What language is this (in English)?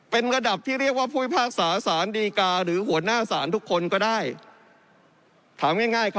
Thai